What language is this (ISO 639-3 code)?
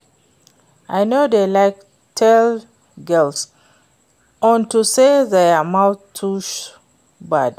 pcm